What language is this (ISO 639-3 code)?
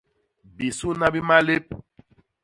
bas